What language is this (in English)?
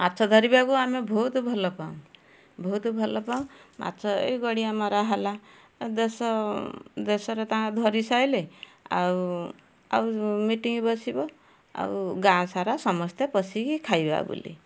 Odia